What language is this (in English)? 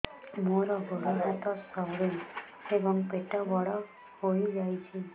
Odia